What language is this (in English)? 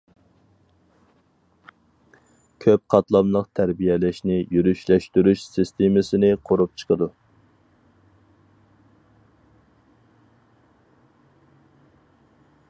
Uyghur